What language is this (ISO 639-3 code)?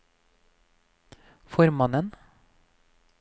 nor